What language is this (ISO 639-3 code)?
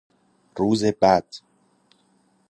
fas